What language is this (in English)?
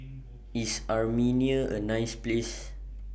English